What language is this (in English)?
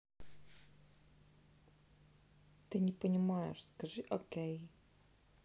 Russian